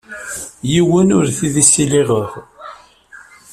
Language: Kabyle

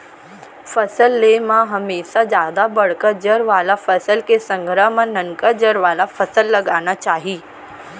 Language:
Chhattisgarhi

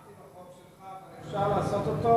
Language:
Hebrew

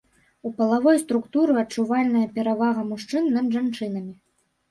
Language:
Belarusian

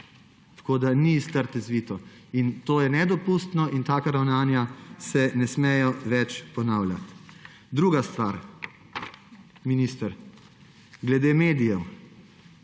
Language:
Slovenian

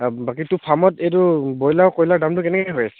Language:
Assamese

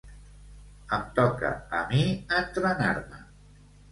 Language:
Catalan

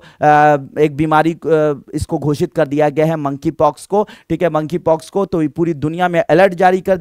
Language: Hindi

